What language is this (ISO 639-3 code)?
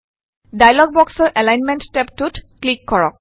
asm